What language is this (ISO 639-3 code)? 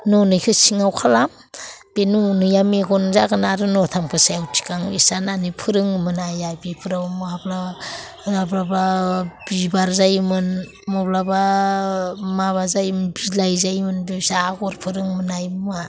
brx